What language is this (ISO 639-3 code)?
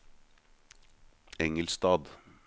nor